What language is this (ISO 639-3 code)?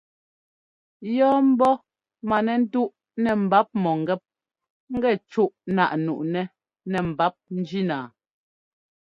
jgo